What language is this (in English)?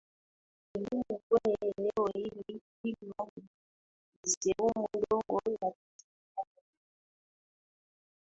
Swahili